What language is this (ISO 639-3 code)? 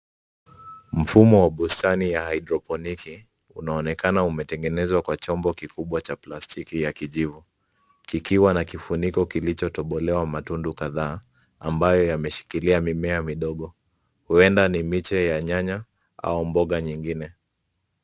swa